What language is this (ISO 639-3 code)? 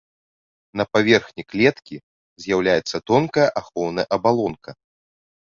bel